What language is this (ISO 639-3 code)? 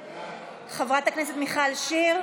heb